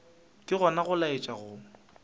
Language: Northern Sotho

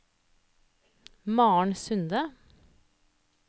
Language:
Norwegian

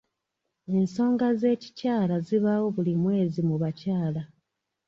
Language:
Ganda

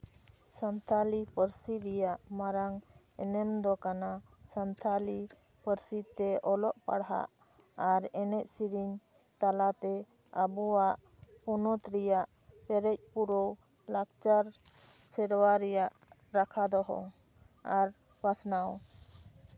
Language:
Santali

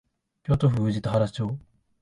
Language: Japanese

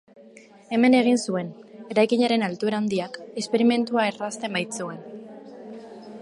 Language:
Basque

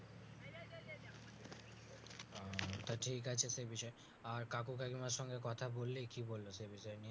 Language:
Bangla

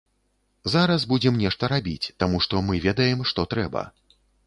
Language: Belarusian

